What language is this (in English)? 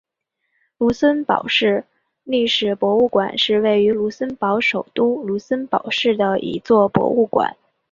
Chinese